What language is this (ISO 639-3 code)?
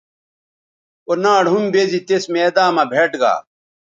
btv